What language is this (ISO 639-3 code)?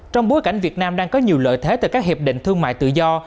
vie